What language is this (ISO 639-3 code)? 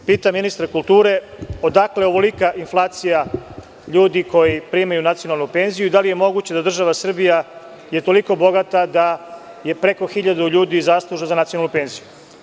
srp